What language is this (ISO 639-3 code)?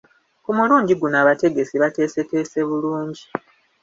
lug